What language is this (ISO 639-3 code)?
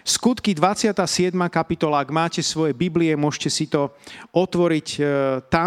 slk